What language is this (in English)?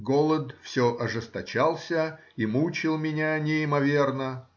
Russian